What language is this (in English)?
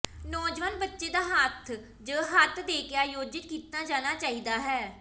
Punjabi